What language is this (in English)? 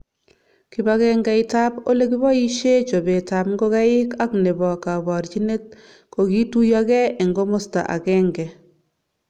Kalenjin